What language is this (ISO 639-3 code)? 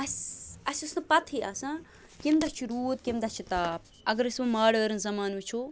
kas